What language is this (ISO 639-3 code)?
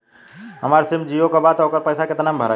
bho